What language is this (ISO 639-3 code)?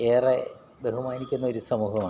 mal